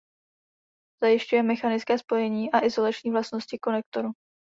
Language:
Czech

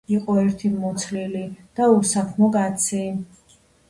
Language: Georgian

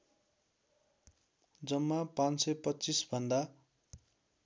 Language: Nepali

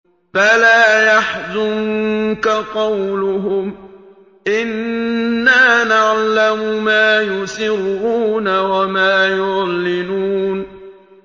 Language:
Arabic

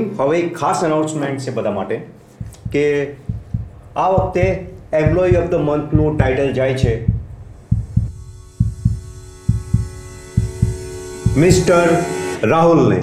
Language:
Gujarati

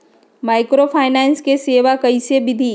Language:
Magahi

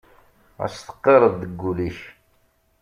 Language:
Kabyle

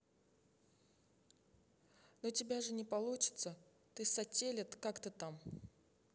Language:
Russian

